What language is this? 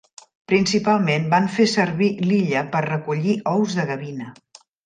Catalan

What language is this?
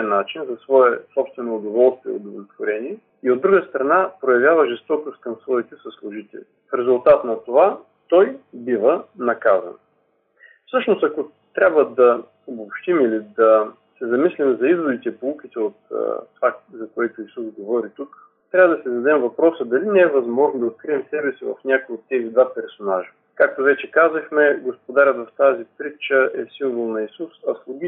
Bulgarian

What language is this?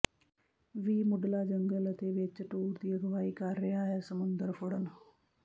Punjabi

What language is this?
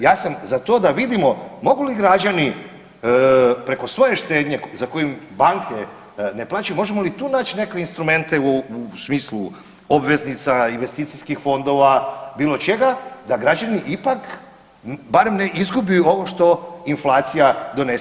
Croatian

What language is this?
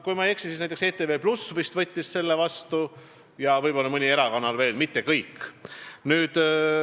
Estonian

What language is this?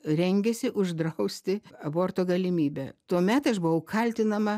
Lithuanian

